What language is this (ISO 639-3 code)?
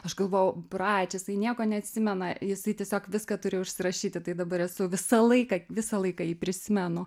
lit